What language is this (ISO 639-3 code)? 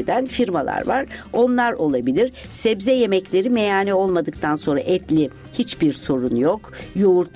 tur